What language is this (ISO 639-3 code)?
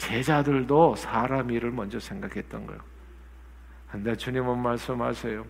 kor